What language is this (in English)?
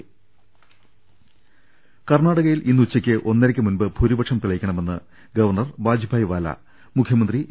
Malayalam